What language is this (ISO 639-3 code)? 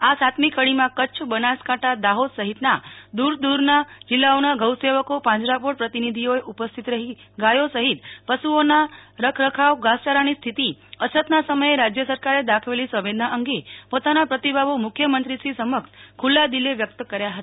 guj